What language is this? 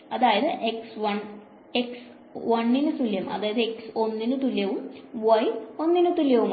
Malayalam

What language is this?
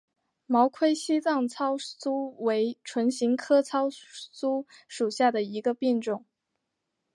Chinese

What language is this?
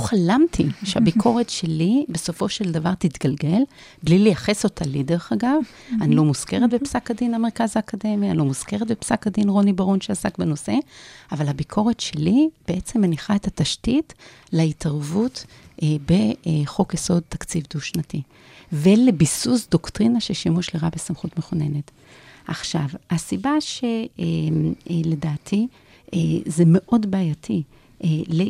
Hebrew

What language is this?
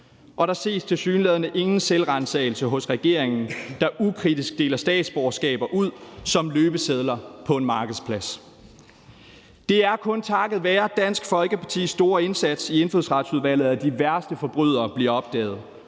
Danish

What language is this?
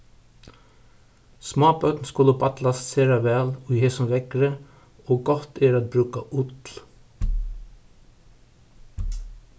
Faroese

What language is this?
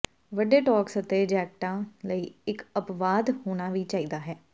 Punjabi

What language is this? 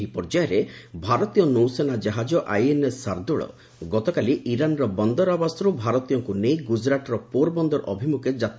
Odia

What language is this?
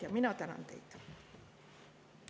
Estonian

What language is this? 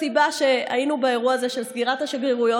Hebrew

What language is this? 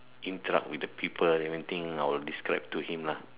English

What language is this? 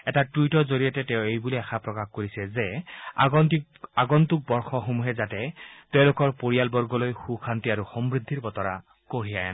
Assamese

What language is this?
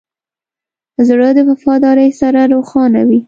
Pashto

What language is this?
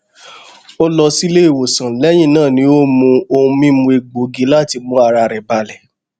Yoruba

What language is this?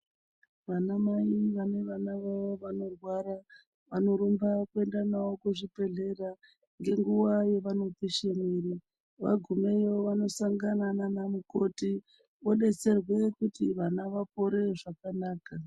Ndau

